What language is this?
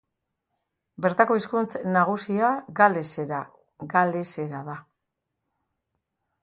Basque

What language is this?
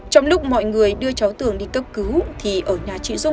Vietnamese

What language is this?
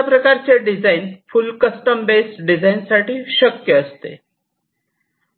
Marathi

